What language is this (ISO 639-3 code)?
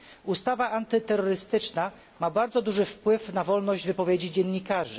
pol